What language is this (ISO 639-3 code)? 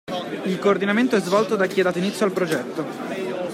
ita